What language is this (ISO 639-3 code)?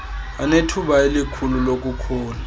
xho